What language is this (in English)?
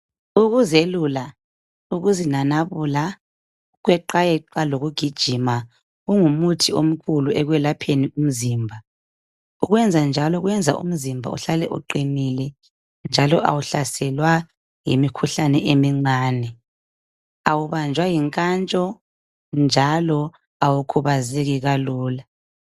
North Ndebele